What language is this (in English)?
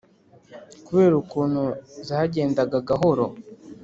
Kinyarwanda